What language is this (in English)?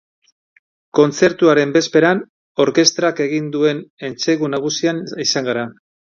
Basque